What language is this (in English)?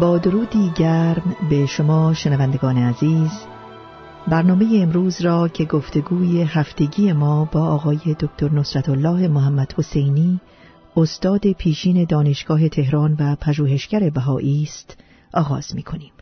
Persian